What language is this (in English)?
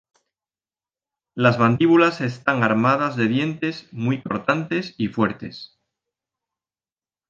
Spanish